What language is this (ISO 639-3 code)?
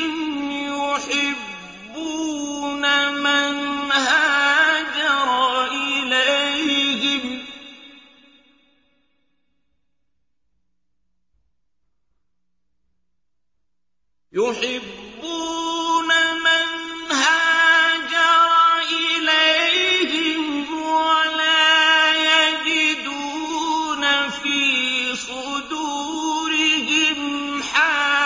ara